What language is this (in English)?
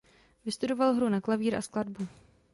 Czech